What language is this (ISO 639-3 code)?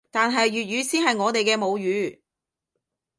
yue